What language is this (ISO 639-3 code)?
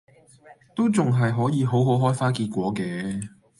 yue